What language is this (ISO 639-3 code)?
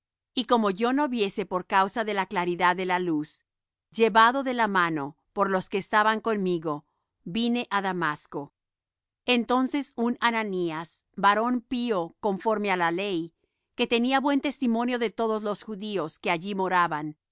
spa